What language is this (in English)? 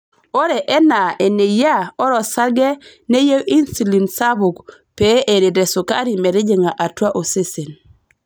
Masai